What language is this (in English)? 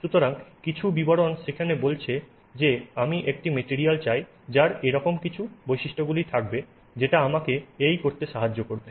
Bangla